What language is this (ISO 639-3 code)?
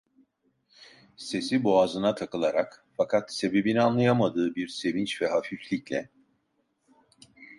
tur